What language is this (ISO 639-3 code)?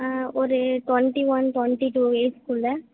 tam